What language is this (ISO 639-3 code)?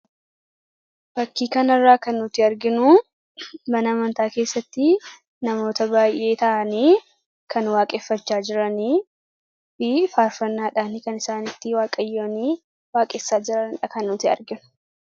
orm